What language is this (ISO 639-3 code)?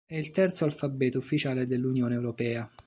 ita